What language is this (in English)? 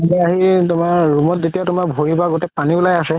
Assamese